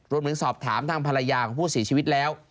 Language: Thai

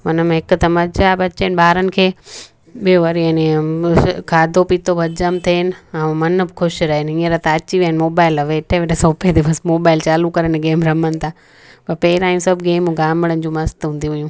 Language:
Sindhi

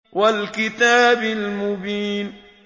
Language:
Arabic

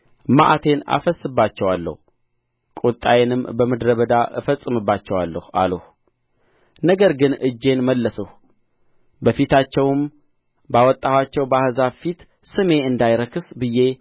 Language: Amharic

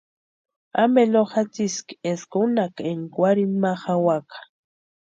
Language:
Western Highland Purepecha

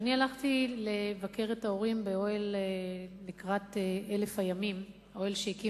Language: Hebrew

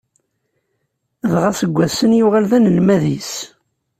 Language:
Kabyle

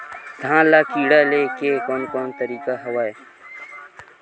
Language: Chhattisgarhi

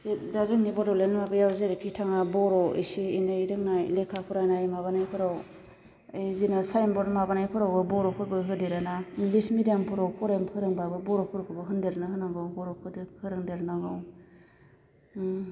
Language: Bodo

